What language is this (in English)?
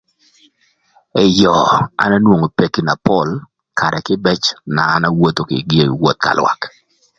Thur